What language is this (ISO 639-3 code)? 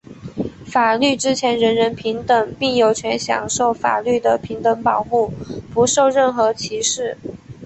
zho